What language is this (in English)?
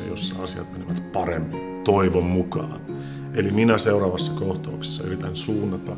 Finnish